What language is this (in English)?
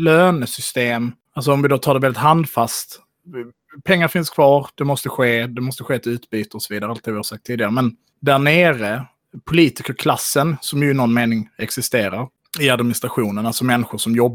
Swedish